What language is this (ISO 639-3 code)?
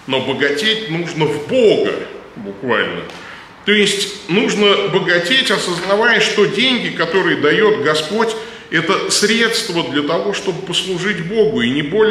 rus